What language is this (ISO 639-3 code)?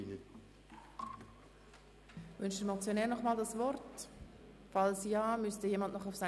gsw